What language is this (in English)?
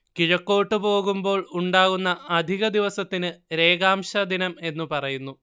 Malayalam